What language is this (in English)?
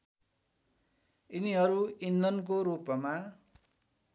Nepali